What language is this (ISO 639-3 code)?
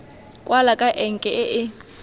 tsn